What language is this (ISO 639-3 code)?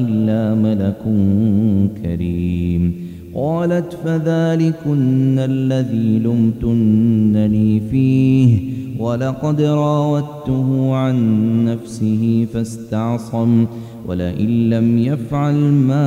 ara